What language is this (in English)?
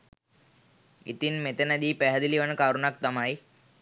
Sinhala